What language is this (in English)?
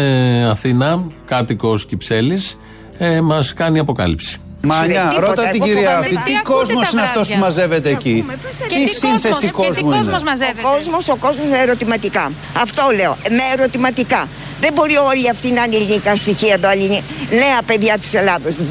Greek